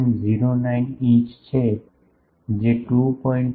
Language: Gujarati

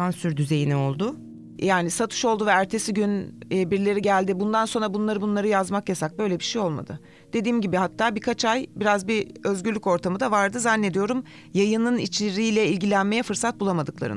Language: Turkish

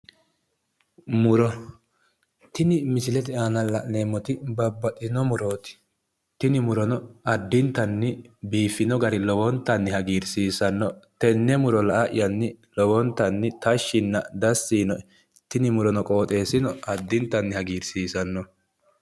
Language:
Sidamo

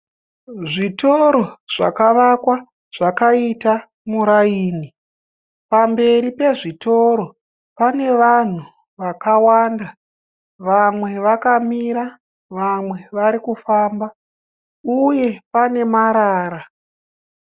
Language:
Shona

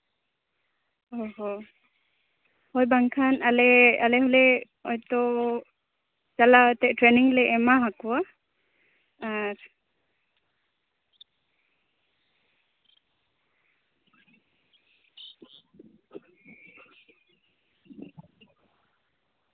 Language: Santali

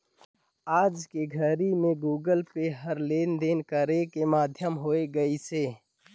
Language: Chhattisgarhi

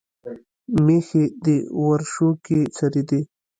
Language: Pashto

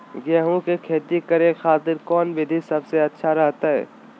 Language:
Magahi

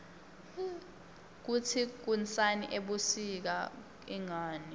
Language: Swati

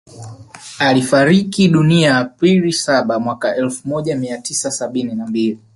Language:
Swahili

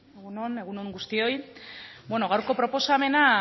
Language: Basque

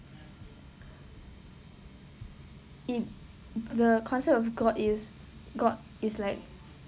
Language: English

